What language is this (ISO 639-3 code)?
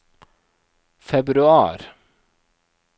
nor